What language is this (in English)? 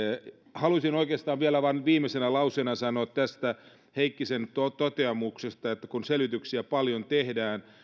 Finnish